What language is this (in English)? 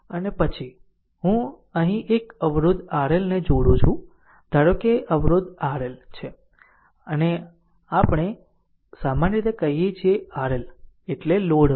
Gujarati